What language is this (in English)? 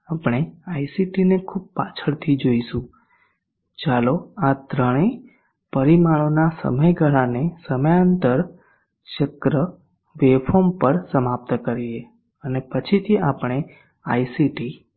Gujarati